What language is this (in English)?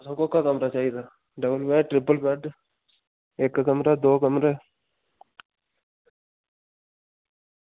Dogri